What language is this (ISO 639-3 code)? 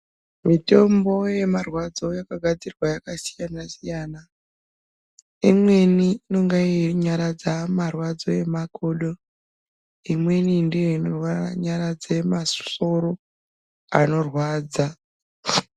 ndc